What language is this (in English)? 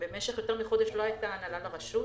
Hebrew